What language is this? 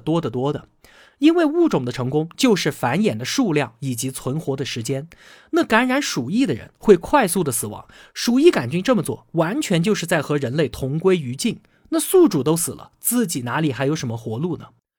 Chinese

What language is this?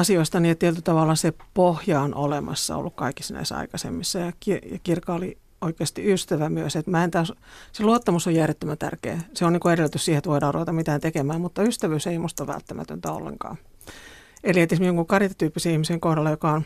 Finnish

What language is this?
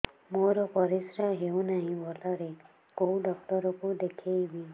Odia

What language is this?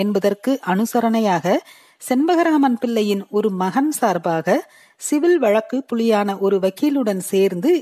Tamil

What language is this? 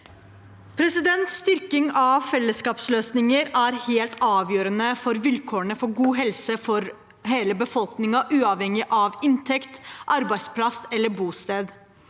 Norwegian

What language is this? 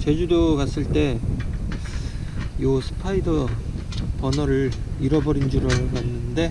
Korean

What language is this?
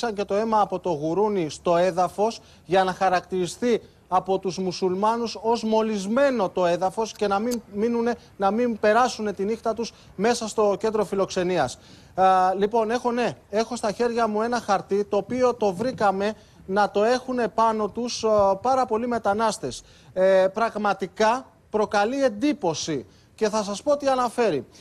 Greek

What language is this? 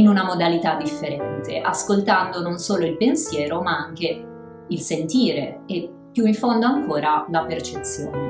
Italian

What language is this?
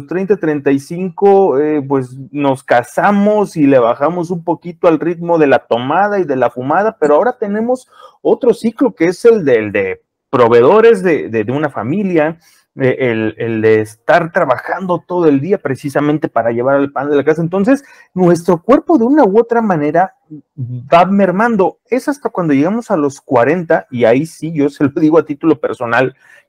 Spanish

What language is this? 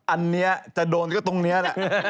Thai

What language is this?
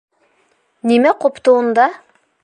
Bashkir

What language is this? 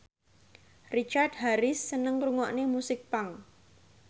Javanese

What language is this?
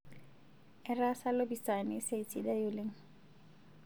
Masai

